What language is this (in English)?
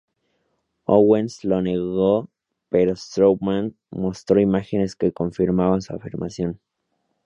Spanish